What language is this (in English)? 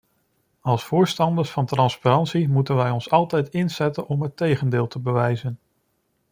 Dutch